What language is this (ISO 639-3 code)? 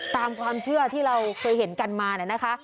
tha